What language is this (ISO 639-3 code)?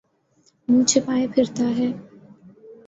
urd